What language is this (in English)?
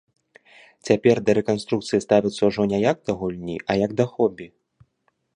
Belarusian